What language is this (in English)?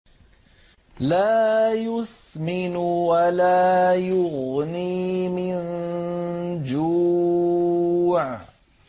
Arabic